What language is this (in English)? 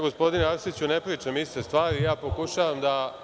Serbian